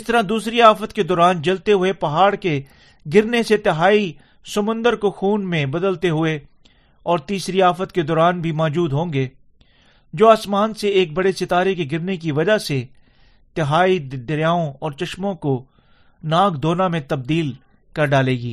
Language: Urdu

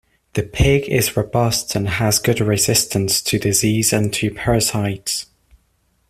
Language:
English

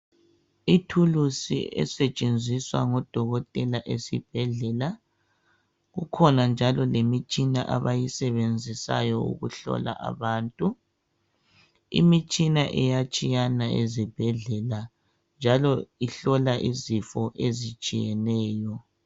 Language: North Ndebele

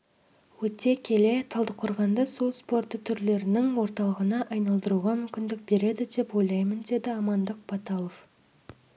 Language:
Kazakh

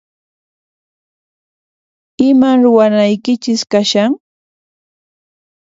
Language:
Puno Quechua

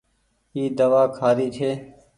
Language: Goaria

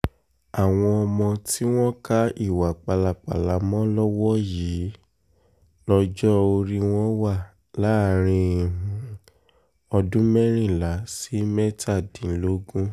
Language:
Yoruba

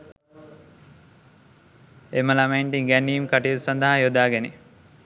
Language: Sinhala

